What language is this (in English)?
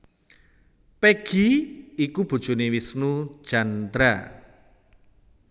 Javanese